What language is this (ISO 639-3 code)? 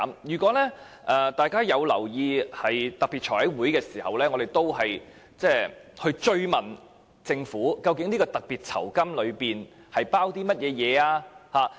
yue